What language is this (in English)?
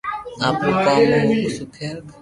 Loarki